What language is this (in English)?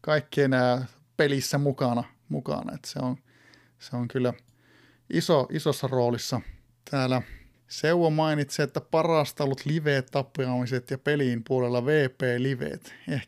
Finnish